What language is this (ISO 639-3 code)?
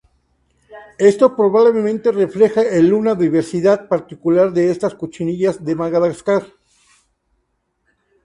spa